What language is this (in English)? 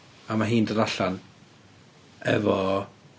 Welsh